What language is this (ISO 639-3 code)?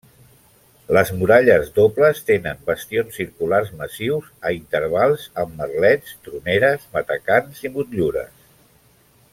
cat